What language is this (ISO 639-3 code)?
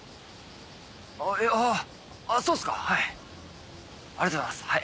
jpn